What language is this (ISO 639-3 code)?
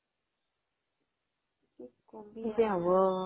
asm